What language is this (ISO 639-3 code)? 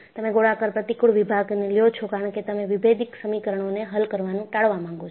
guj